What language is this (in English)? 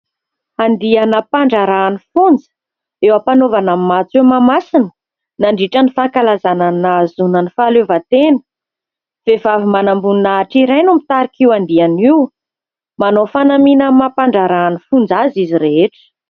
Malagasy